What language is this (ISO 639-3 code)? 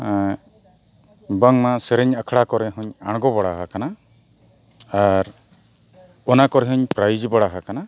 sat